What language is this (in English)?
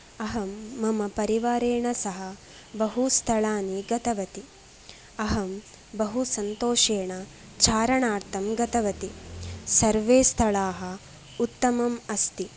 Sanskrit